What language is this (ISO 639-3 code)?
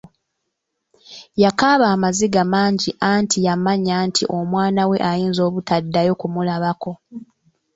lug